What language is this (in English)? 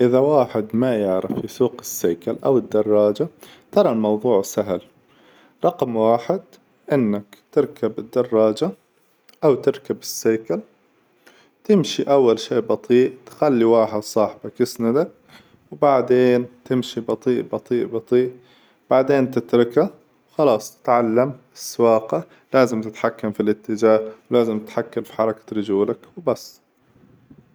Hijazi Arabic